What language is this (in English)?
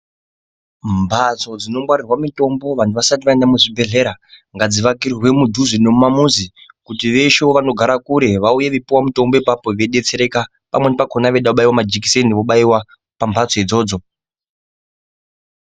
Ndau